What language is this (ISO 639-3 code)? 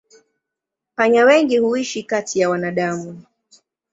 swa